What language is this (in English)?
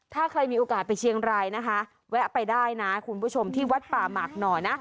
Thai